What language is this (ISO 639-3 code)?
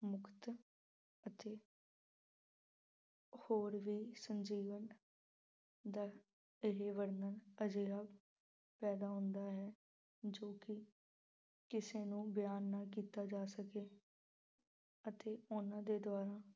pan